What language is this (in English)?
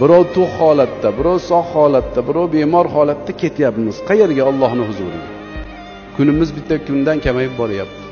Turkish